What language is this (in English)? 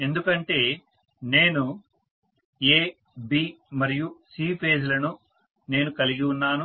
Telugu